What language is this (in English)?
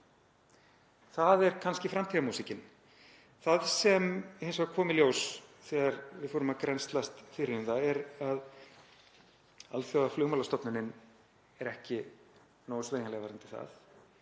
Icelandic